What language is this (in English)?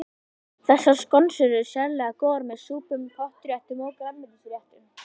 Icelandic